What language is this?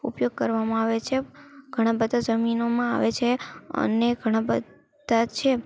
Gujarati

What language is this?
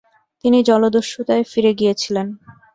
Bangla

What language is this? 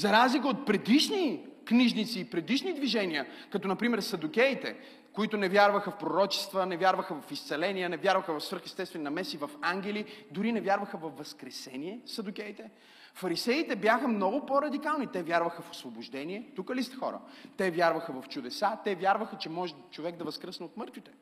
Bulgarian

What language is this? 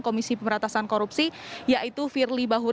Indonesian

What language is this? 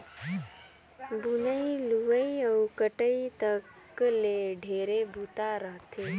Chhattisgarhi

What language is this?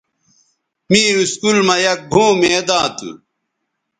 Bateri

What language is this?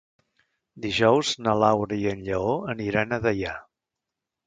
Catalan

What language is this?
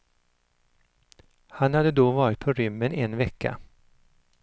Swedish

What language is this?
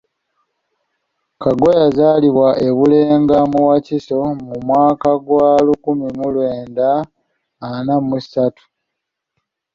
Ganda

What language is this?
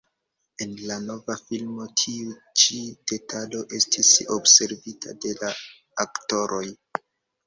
Esperanto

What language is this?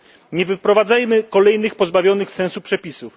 Polish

